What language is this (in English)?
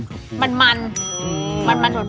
Thai